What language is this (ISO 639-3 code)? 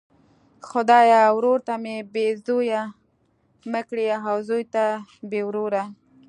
pus